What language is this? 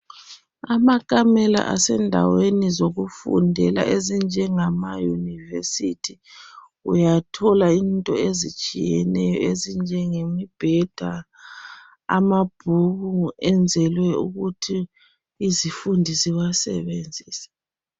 North Ndebele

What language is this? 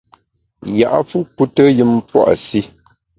Bamun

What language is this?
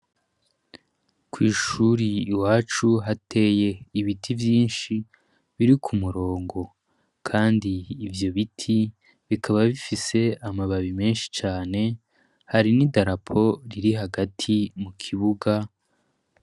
Rundi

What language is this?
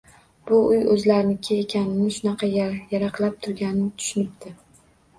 Uzbek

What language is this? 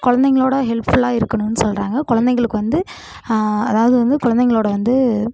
Tamil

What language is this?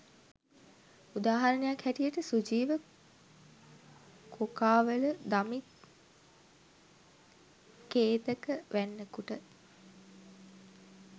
Sinhala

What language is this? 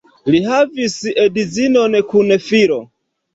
Esperanto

